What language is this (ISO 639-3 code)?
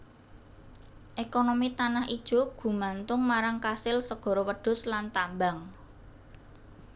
jav